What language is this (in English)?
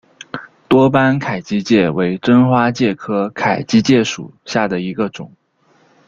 Chinese